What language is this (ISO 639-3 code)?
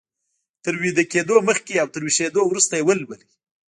pus